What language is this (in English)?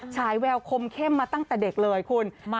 Thai